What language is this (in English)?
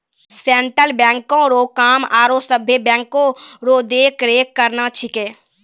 Maithili